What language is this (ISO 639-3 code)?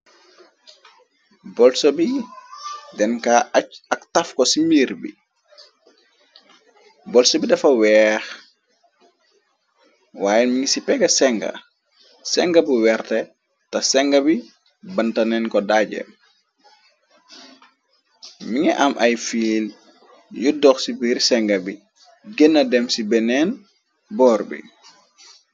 wol